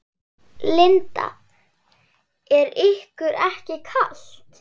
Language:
Icelandic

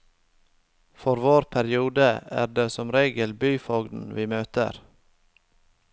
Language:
Norwegian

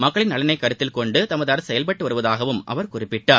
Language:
Tamil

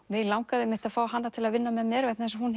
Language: Icelandic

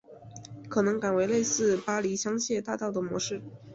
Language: Chinese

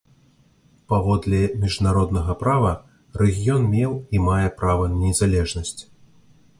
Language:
Belarusian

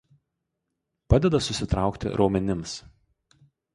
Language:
Lithuanian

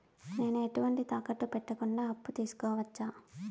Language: Telugu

